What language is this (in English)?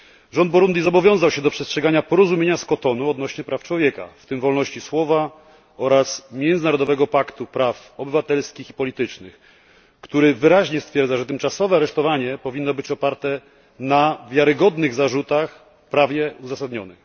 Polish